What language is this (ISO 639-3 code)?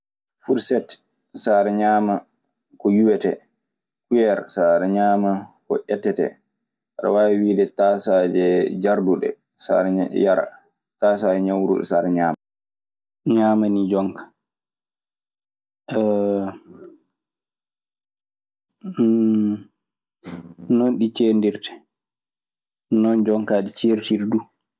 ffm